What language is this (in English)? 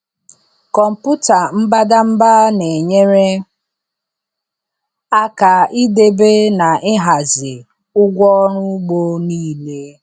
Igbo